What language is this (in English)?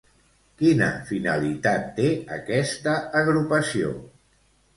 Catalan